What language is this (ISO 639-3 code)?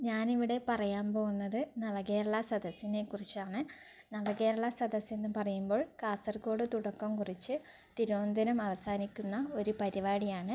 mal